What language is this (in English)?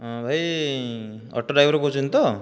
Odia